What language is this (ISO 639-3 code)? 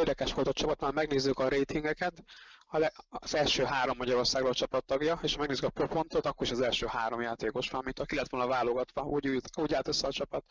hun